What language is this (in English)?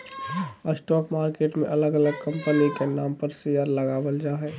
Magahi